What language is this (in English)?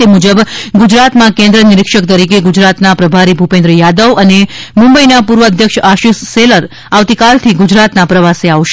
Gujarati